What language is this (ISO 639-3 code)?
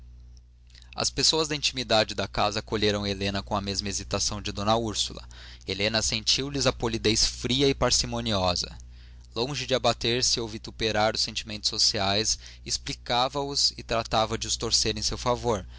por